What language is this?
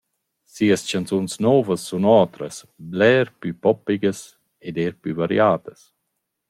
Romansh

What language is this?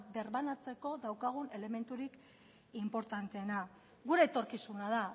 Basque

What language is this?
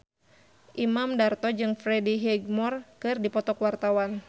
Sundanese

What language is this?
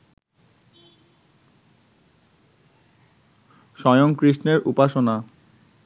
Bangla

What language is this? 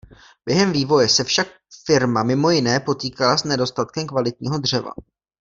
Czech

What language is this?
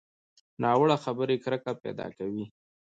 Pashto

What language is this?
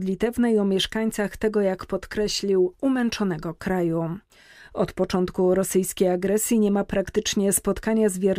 Polish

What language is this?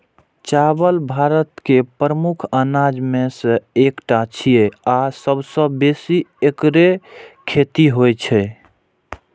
Maithili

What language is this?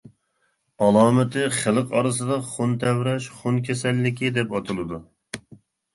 Uyghur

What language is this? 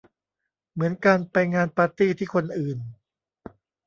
Thai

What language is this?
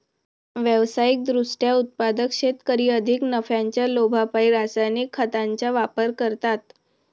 Marathi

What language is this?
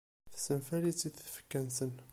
Kabyle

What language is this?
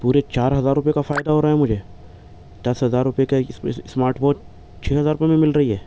Urdu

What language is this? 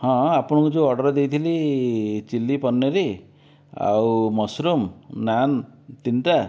Odia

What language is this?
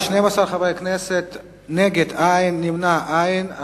Hebrew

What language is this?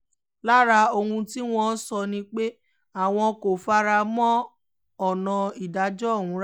Yoruba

